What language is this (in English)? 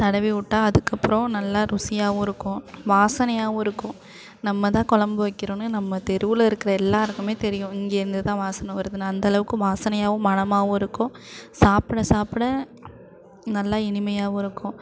Tamil